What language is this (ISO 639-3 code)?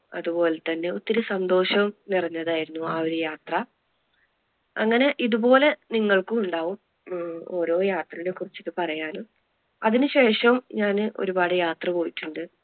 mal